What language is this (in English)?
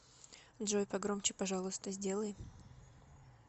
Russian